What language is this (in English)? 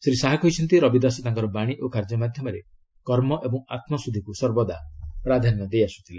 Odia